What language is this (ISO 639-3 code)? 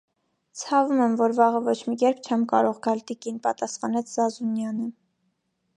hye